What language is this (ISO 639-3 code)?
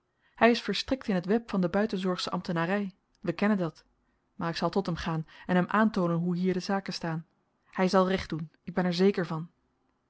nld